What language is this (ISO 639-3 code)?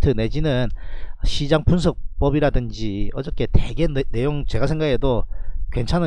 kor